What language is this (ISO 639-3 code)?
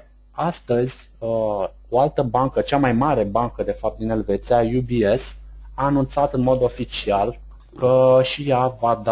ron